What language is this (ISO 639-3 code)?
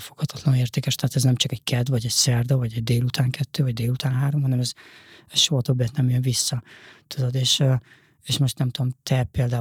hun